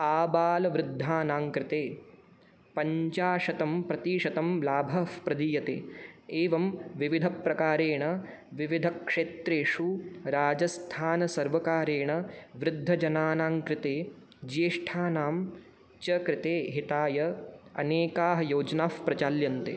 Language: Sanskrit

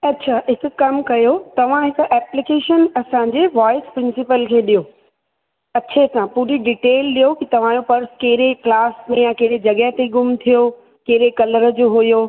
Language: Sindhi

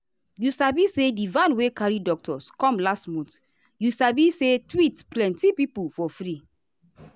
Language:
Nigerian Pidgin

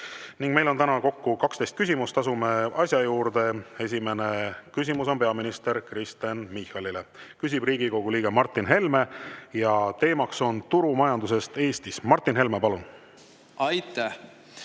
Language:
Estonian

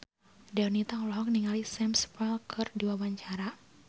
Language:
Sundanese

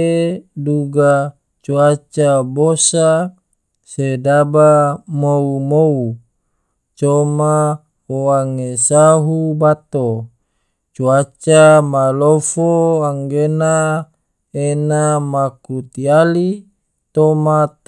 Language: Tidore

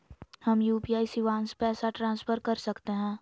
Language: Magahi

